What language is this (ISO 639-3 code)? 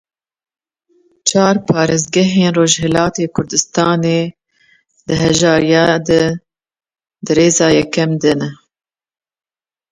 kur